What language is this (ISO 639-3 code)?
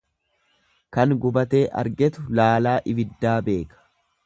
orm